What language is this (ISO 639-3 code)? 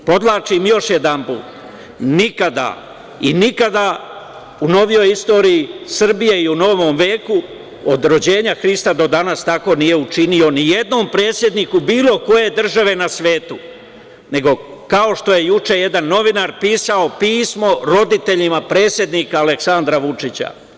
srp